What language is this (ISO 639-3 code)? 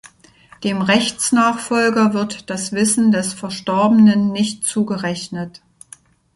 deu